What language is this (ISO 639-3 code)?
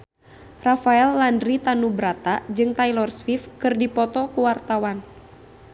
sun